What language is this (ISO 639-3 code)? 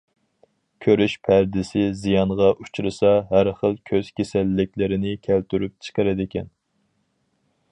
uig